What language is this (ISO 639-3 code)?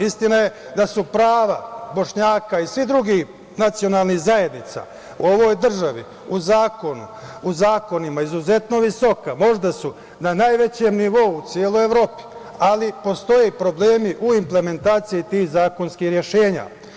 srp